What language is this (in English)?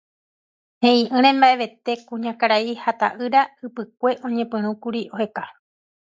Guarani